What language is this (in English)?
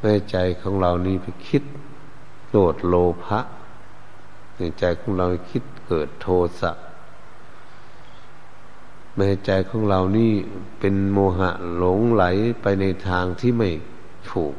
Thai